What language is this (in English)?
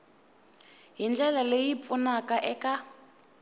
Tsonga